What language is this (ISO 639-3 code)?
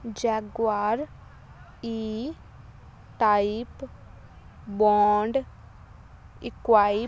pan